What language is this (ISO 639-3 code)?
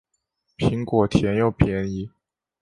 zho